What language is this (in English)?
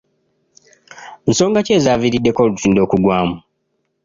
Ganda